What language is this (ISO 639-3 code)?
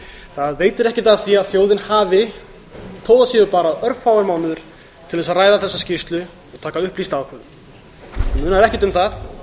isl